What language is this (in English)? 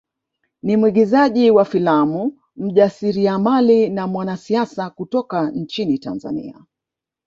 Swahili